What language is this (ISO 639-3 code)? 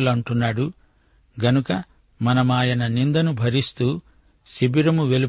tel